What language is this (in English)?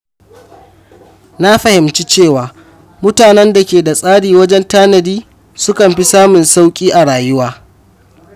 Hausa